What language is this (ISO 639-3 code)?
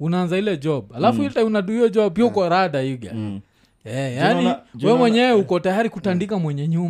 swa